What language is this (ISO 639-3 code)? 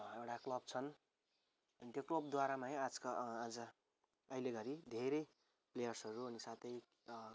nep